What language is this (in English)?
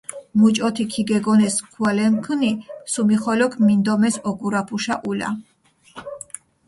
Mingrelian